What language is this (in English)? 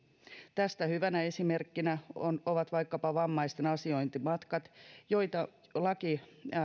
Finnish